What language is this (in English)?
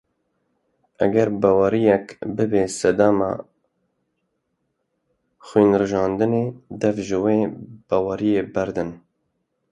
Kurdish